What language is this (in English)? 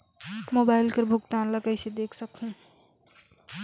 Chhattisgarhi